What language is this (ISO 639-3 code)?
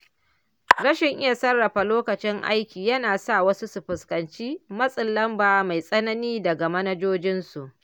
hau